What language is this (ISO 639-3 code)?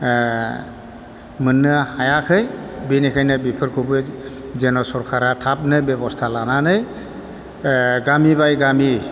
brx